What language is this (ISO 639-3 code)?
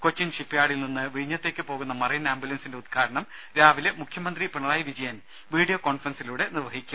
mal